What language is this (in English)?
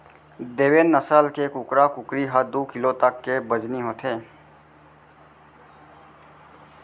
Chhattisgarhi